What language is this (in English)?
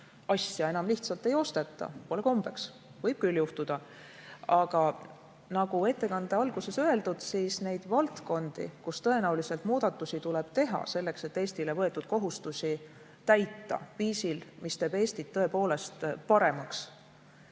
Estonian